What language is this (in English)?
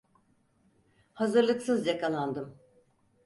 Turkish